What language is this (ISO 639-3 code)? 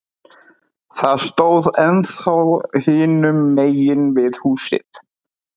isl